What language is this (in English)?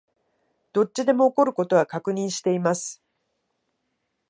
Japanese